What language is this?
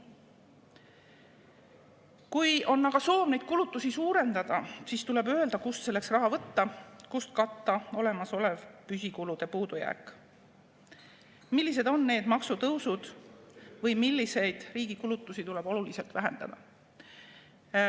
Estonian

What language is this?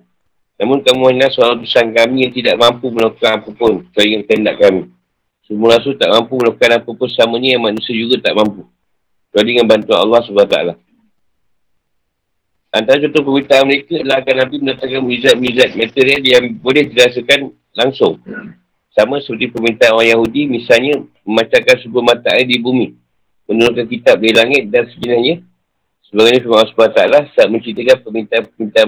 Malay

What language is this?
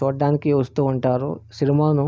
Telugu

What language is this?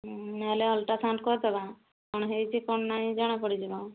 Odia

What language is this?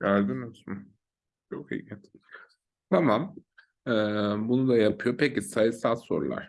Turkish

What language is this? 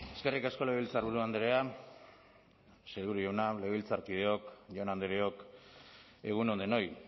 Basque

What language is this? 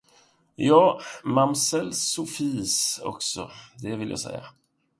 Swedish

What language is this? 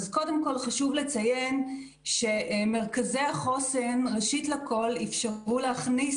Hebrew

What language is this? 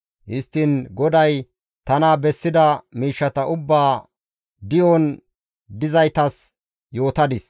Gamo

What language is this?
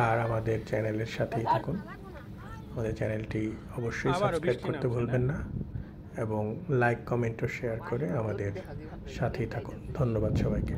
Bangla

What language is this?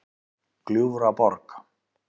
Icelandic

